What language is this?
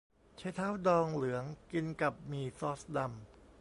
Thai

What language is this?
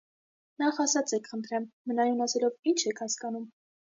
Armenian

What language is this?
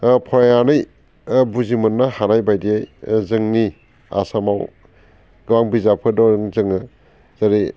Bodo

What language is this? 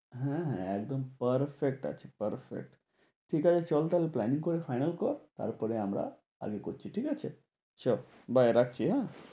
Bangla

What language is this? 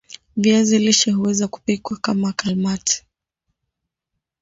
Swahili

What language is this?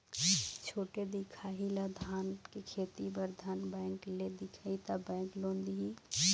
Chhattisgarhi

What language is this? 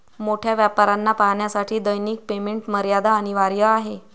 Marathi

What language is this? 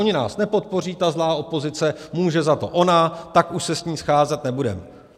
Czech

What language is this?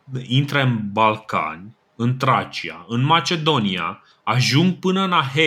Romanian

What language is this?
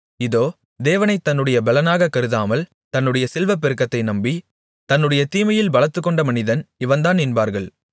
Tamil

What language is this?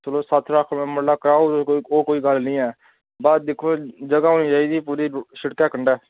Dogri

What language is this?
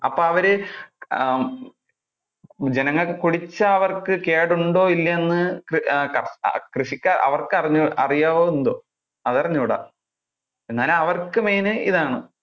Malayalam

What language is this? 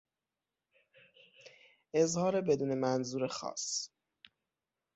Persian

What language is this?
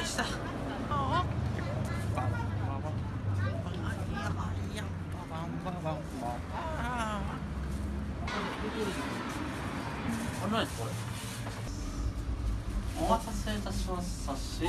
Japanese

